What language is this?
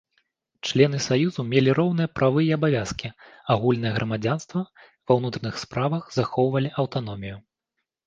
Belarusian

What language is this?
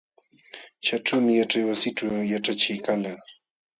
Jauja Wanca Quechua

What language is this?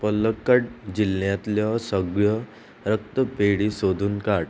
Konkani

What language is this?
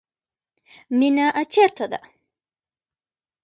Pashto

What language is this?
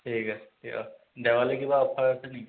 Assamese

